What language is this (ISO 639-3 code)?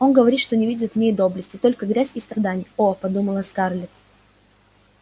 rus